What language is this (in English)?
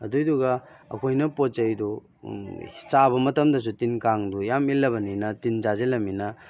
Manipuri